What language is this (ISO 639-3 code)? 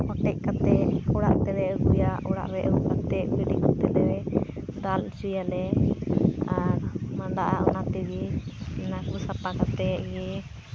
sat